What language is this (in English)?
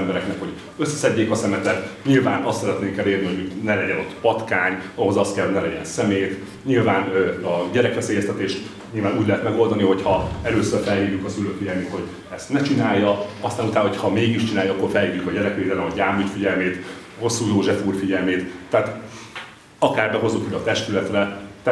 Hungarian